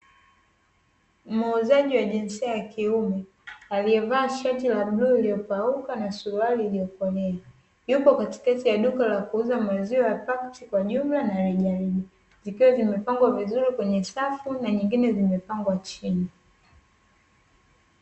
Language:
Swahili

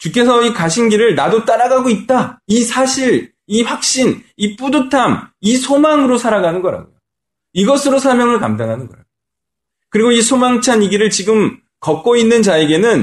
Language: Korean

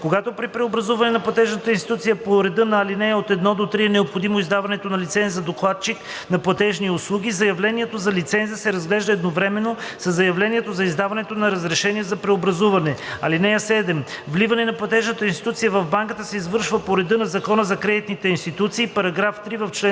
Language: Bulgarian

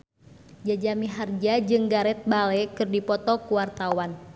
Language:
Sundanese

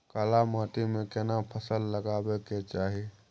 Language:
Maithili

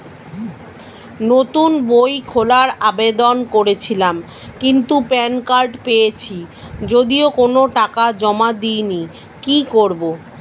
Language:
Bangla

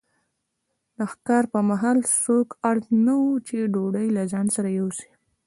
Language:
Pashto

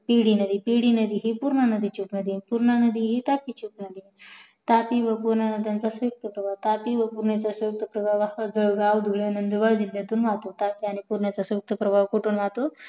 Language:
Marathi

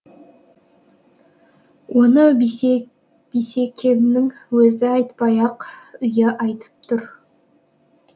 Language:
Kazakh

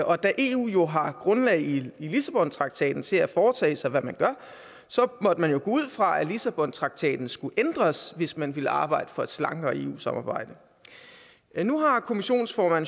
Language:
Danish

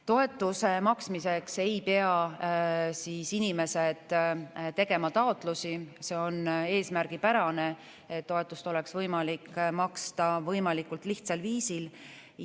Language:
Estonian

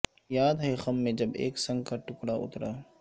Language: Urdu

